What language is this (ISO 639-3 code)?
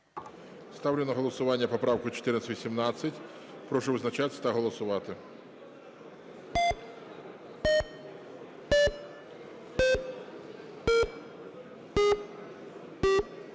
ukr